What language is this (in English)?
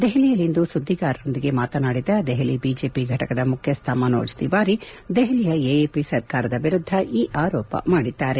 Kannada